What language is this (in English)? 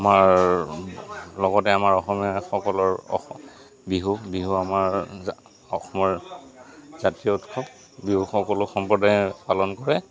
Assamese